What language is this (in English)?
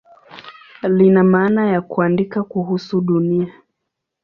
Swahili